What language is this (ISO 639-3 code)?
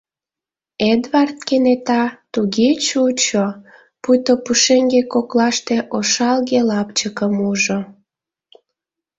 chm